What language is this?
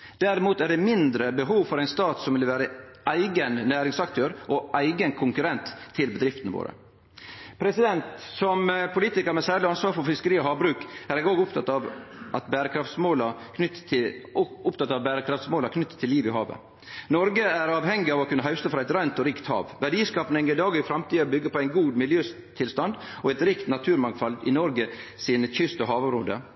Norwegian Nynorsk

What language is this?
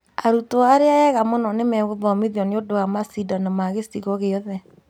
Kikuyu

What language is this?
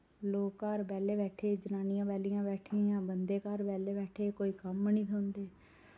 Dogri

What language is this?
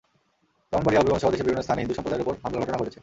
Bangla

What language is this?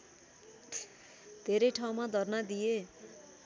Nepali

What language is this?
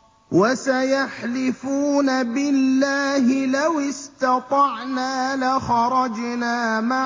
Arabic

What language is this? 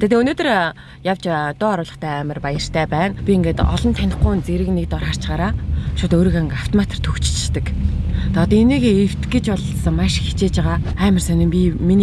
Turkish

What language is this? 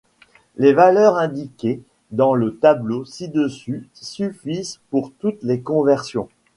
French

